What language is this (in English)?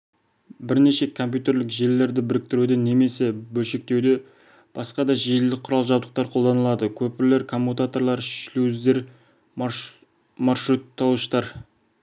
Kazakh